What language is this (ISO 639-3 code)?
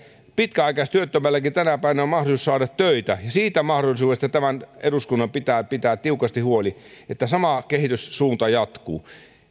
fin